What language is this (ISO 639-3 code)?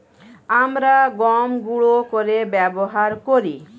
ben